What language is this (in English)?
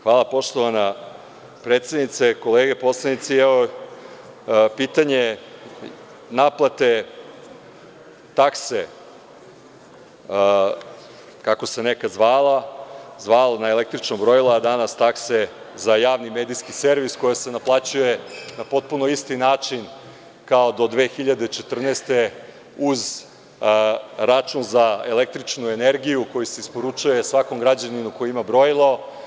Serbian